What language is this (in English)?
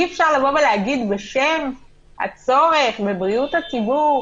Hebrew